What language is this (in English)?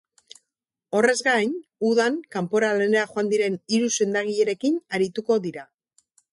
Basque